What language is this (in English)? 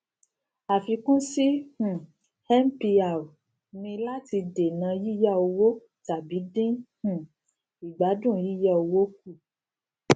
Yoruba